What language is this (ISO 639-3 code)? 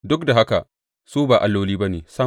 hau